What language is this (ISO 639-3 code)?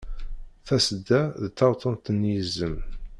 kab